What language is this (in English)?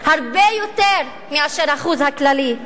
Hebrew